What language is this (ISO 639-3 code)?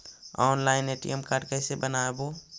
mag